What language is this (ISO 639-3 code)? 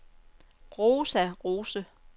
dan